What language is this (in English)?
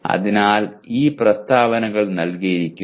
Malayalam